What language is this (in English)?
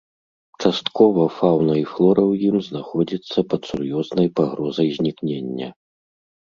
Belarusian